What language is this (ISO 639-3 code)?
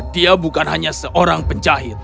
ind